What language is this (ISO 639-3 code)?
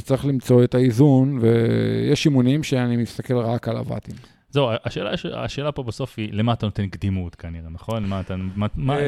heb